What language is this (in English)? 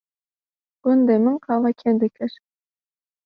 Kurdish